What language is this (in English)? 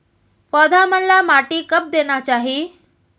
Chhattisgarhi